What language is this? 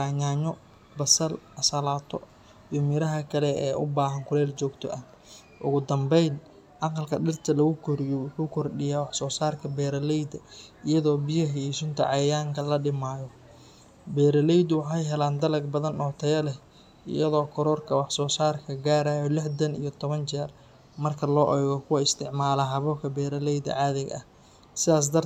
Somali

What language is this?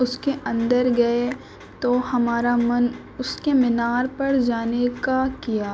Urdu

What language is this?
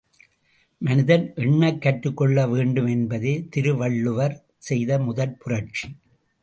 Tamil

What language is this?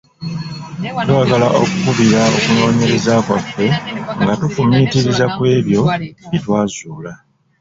Ganda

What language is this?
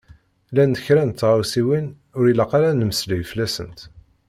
Kabyle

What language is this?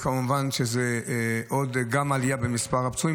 Hebrew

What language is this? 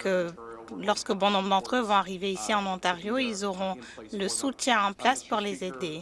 French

